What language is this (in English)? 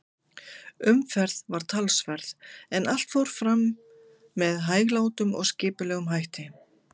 Icelandic